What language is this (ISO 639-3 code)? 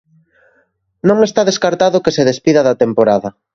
glg